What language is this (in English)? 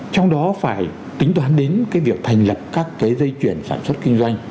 Vietnamese